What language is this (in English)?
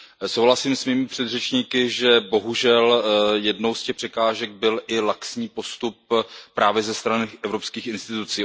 Czech